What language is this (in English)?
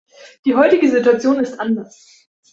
German